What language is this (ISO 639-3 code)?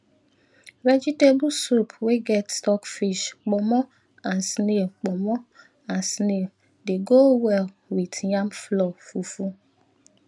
pcm